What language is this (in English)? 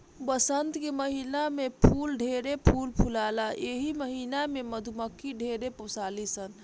Bhojpuri